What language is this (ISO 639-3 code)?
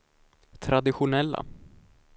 swe